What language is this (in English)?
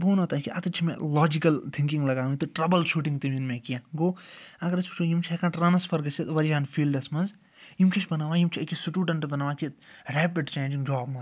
Kashmiri